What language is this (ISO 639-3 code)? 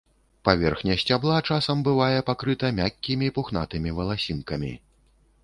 bel